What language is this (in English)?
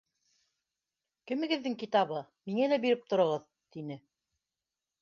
Bashkir